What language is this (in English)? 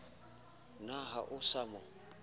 Southern Sotho